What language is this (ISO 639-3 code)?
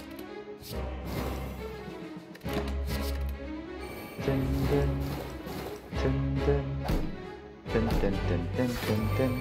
kor